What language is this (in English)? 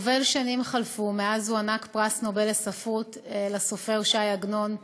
Hebrew